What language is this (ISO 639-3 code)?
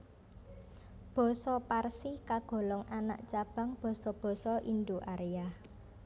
jav